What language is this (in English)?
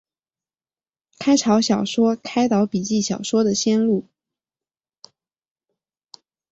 Chinese